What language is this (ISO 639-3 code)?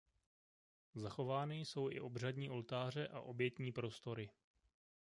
ces